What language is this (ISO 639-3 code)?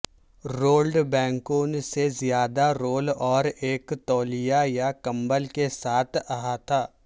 urd